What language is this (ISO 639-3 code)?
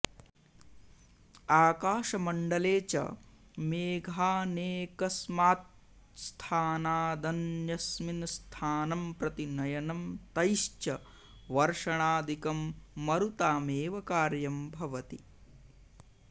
san